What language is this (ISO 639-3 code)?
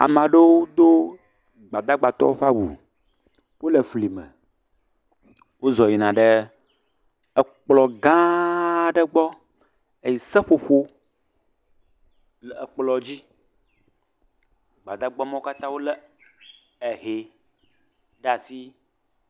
ewe